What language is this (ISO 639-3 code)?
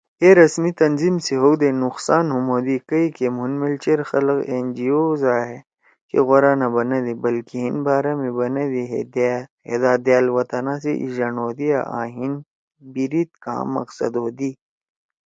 trw